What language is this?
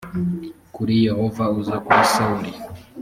Kinyarwanda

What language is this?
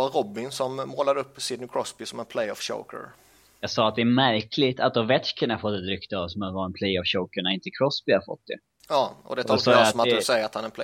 Swedish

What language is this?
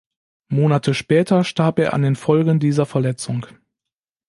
German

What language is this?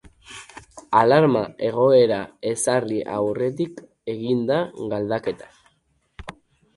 Basque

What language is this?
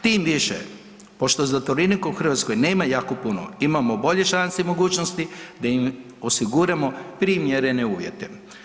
Croatian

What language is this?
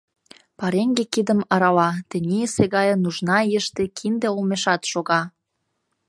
Mari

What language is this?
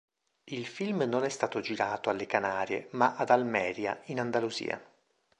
Italian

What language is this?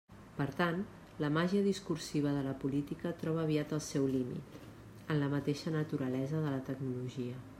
Catalan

